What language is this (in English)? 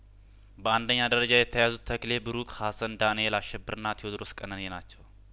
Amharic